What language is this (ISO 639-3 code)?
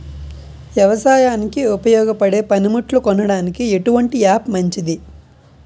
tel